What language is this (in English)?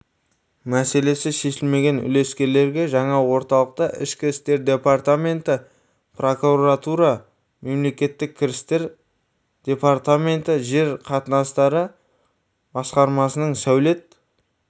Kazakh